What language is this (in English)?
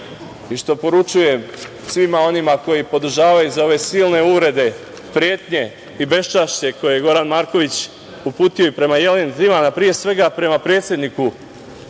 Serbian